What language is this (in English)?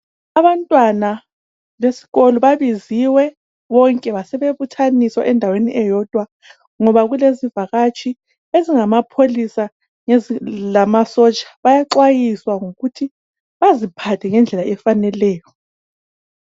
North Ndebele